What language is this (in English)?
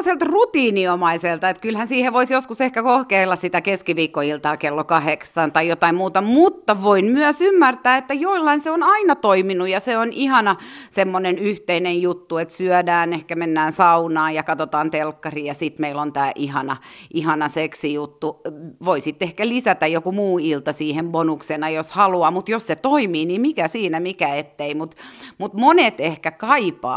Finnish